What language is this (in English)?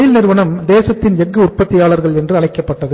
Tamil